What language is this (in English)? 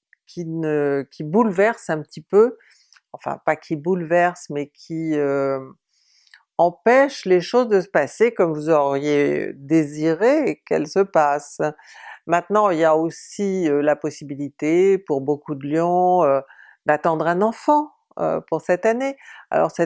French